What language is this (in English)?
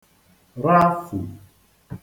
Igbo